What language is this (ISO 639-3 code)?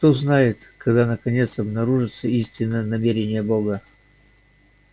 rus